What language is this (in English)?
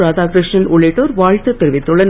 Tamil